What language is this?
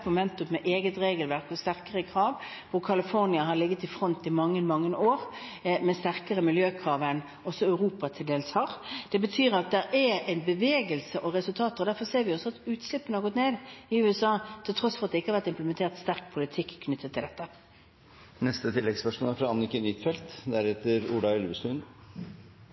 Norwegian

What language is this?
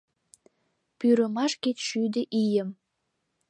Mari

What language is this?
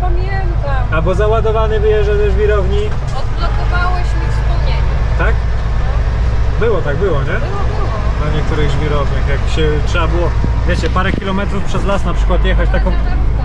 Polish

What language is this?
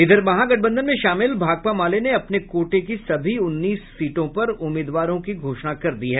Hindi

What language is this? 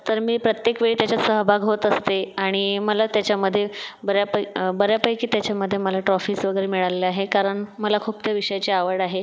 Marathi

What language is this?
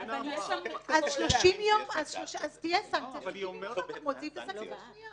Hebrew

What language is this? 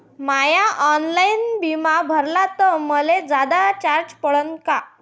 Marathi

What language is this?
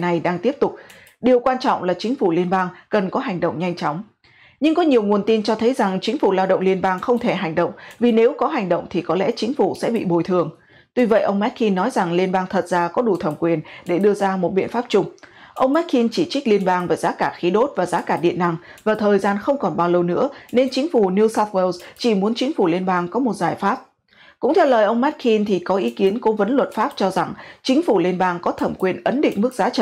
Vietnamese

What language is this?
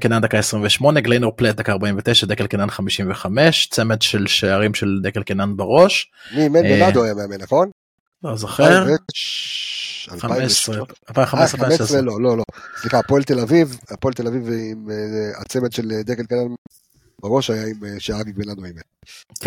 Hebrew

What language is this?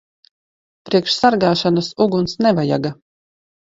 Latvian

